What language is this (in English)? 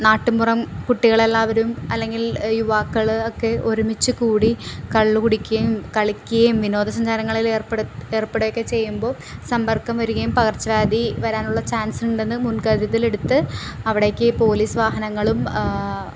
Malayalam